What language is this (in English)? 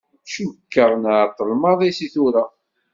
Kabyle